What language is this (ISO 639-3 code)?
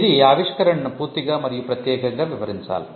tel